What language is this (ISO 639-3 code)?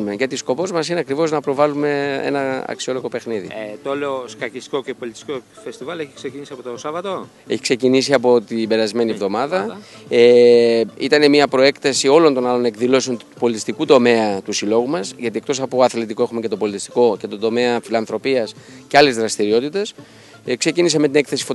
ell